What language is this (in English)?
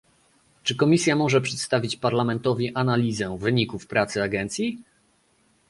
Polish